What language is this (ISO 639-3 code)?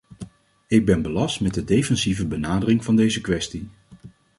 nld